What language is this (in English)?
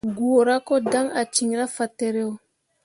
Mundang